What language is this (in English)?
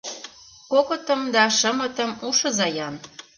Mari